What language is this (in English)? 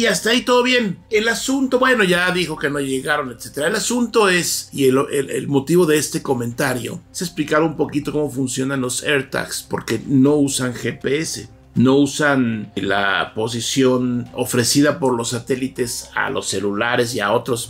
Spanish